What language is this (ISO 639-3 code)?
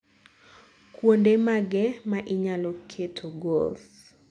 luo